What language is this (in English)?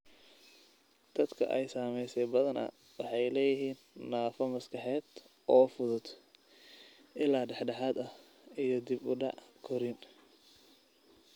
Somali